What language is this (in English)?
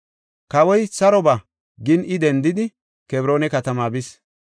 Gofa